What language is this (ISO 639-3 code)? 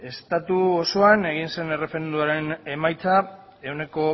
eus